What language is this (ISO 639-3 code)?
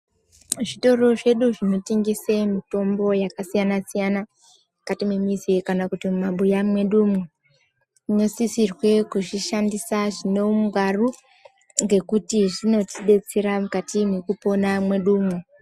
ndc